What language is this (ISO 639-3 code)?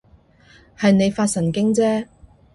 yue